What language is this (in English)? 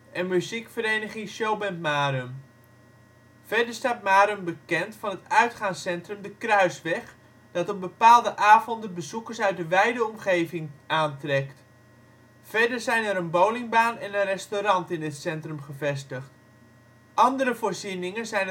Dutch